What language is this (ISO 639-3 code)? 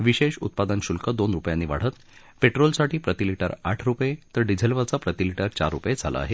mar